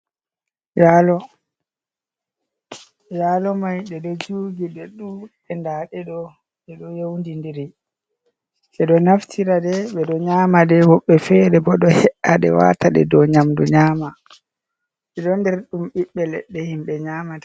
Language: Fula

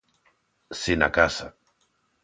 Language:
Galician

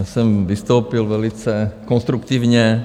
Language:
Czech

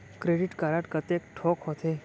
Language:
Chhattisgarhi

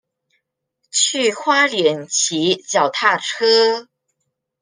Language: Chinese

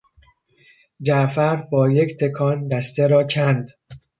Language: Persian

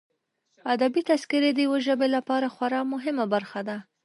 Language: Pashto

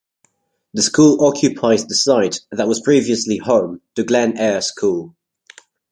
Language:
English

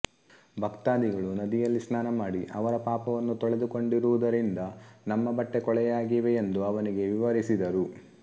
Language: Kannada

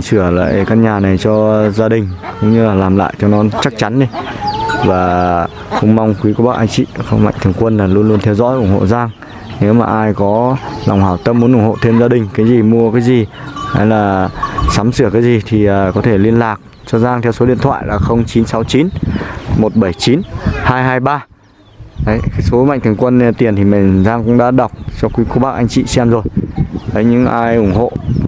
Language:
Vietnamese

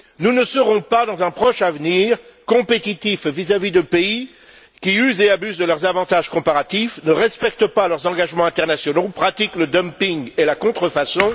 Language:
French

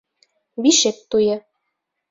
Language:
Bashkir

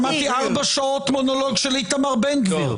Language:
Hebrew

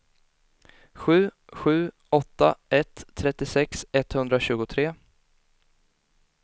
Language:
Swedish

